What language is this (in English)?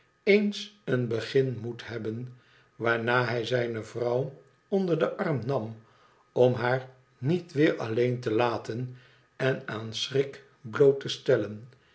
Dutch